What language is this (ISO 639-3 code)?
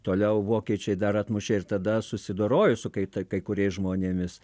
lit